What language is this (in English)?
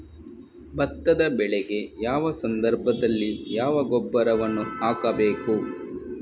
Kannada